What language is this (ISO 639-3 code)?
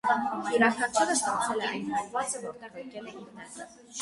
hye